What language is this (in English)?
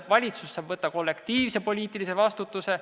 Estonian